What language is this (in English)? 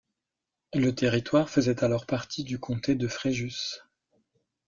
French